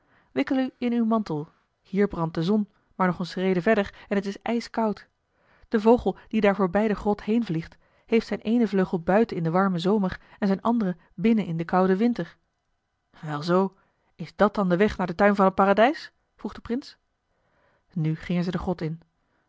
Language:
Dutch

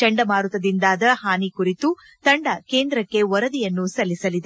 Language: Kannada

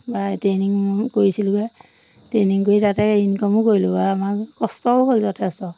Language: Assamese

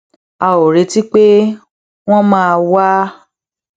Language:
Yoruba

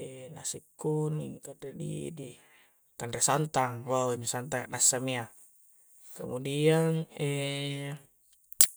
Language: Coastal Konjo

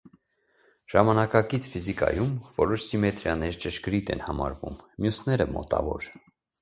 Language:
Armenian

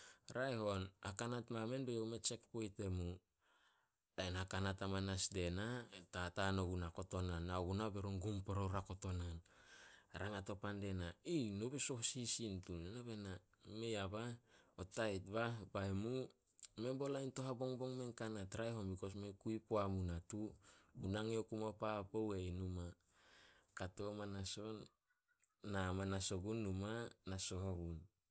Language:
Solos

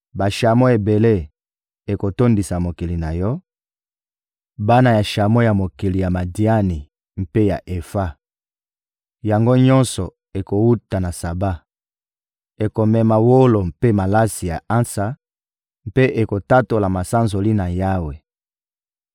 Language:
Lingala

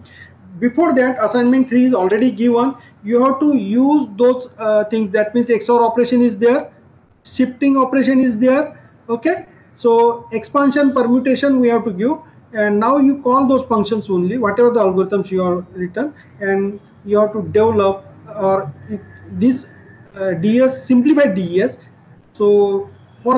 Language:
English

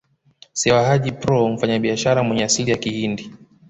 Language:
Swahili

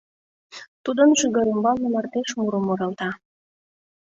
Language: Mari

